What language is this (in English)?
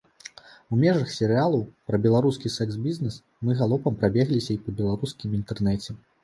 Belarusian